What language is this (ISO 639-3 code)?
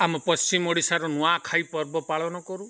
ori